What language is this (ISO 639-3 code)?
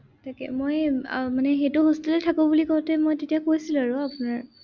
asm